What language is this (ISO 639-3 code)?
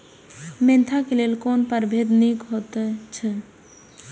mai